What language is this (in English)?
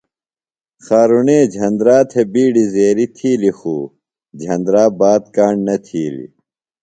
Phalura